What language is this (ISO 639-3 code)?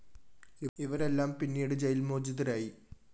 mal